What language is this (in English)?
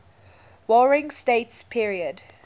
English